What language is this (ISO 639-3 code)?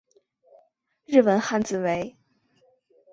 zho